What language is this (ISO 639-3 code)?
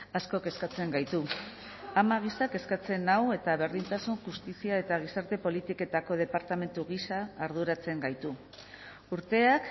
eus